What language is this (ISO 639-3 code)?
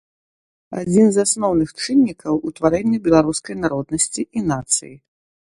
bel